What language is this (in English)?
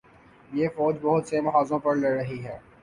Urdu